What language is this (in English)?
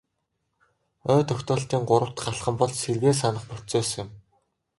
Mongolian